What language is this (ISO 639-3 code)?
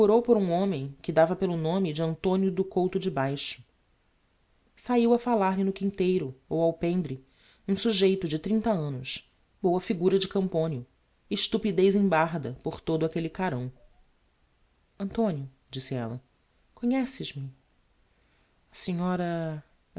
por